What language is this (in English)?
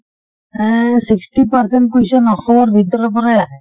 Assamese